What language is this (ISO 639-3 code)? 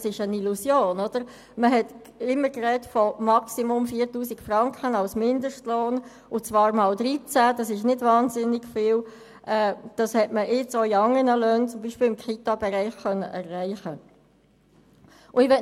gsw